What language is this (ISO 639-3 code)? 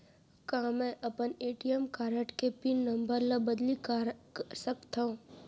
hne